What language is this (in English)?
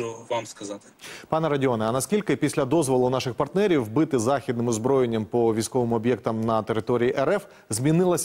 Ukrainian